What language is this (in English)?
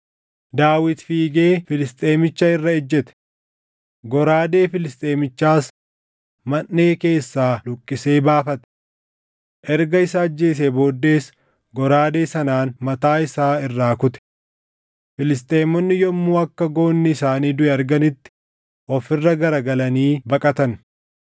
Oromo